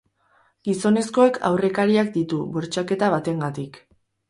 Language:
Basque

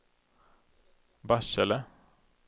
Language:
Swedish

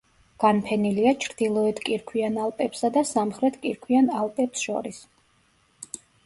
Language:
Georgian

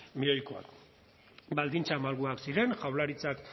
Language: Basque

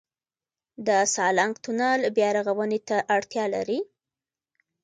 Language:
Pashto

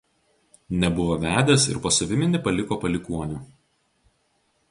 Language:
Lithuanian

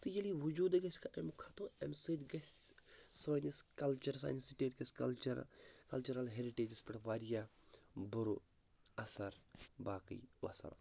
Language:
Kashmiri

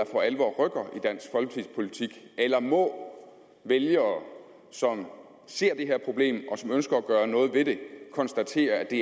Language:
Danish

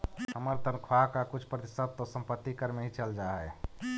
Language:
Magahi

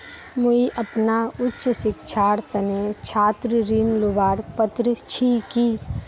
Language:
Magahi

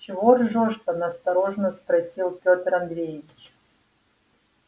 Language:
Russian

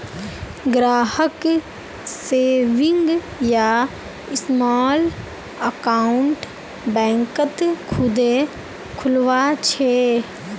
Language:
Magahi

